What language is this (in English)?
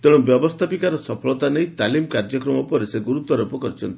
Odia